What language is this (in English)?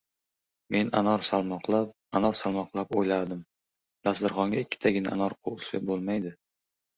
Uzbek